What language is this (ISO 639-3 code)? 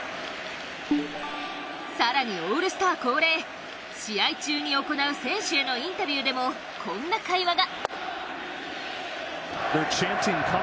jpn